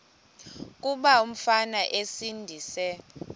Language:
Xhosa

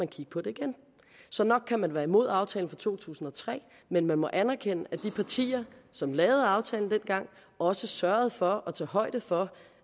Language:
Danish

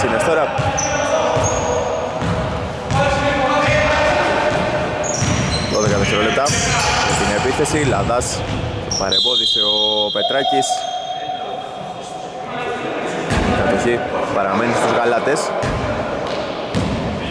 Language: Greek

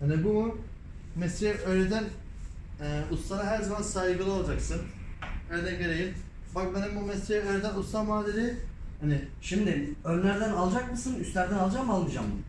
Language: Turkish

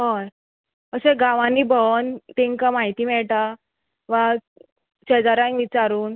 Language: Konkani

